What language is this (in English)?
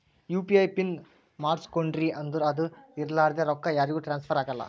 Kannada